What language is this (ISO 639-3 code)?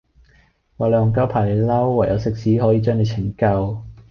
yue